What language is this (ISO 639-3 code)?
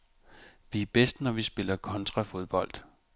dan